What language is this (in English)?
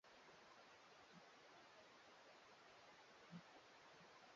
Swahili